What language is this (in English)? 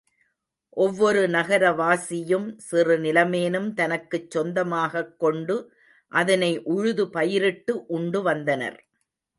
Tamil